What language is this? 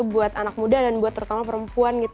Indonesian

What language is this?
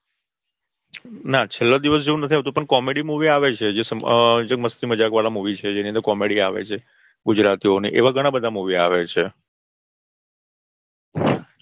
Gujarati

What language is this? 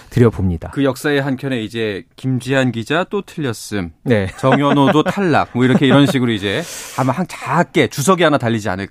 Korean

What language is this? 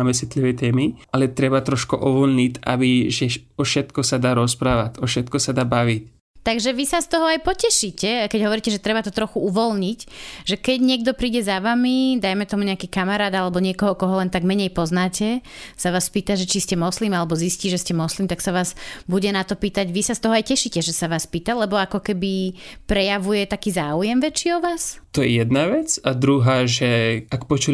Slovak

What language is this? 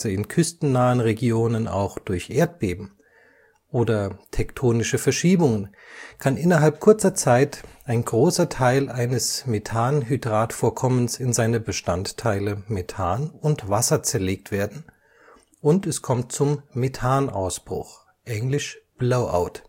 German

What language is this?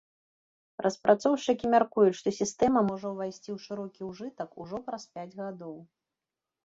Belarusian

